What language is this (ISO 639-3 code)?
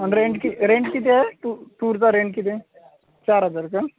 mar